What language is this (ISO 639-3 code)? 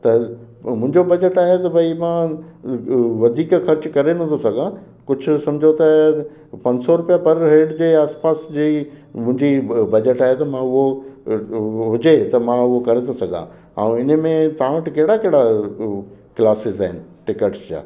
snd